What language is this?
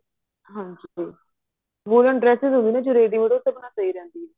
Punjabi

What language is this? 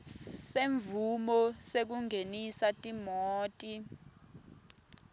Swati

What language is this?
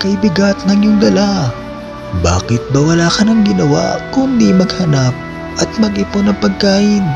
Filipino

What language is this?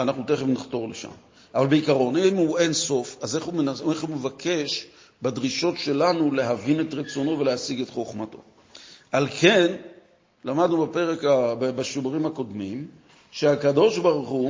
Hebrew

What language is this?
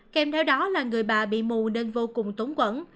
Vietnamese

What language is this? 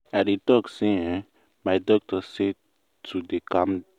Nigerian Pidgin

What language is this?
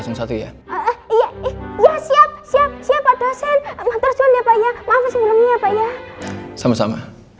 Indonesian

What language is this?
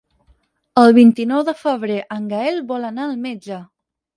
Catalan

